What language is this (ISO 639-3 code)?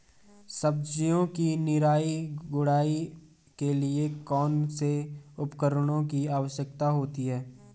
hin